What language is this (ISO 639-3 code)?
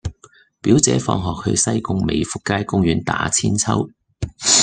yue